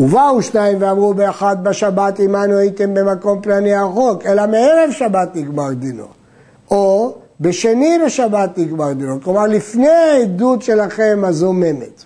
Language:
Hebrew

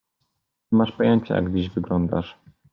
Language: Polish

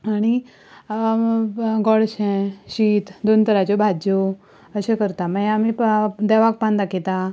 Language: Konkani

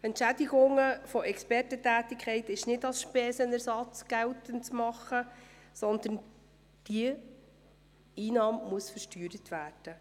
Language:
Swiss German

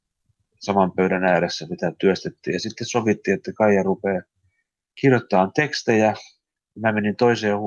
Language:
Finnish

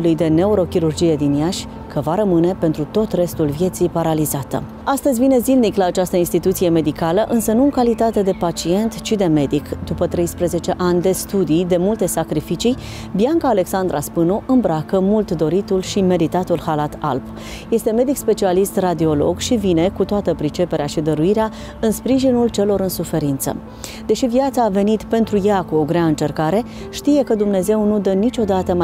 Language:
Romanian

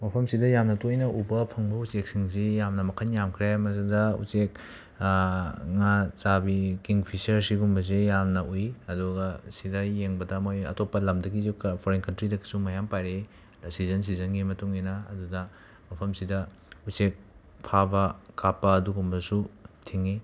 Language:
Manipuri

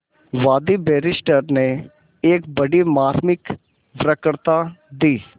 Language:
Hindi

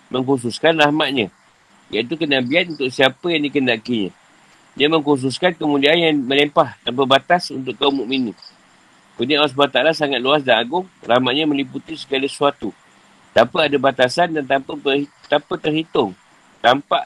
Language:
Malay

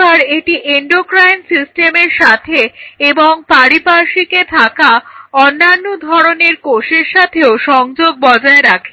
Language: Bangla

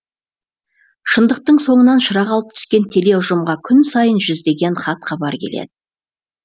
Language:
Kazakh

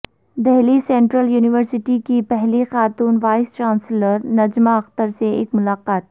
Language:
Urdu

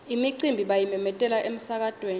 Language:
Swati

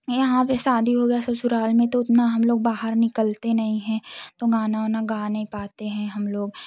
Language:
Hindi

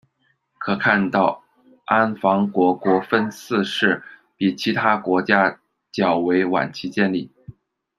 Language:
Chinese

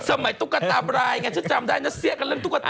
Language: Thai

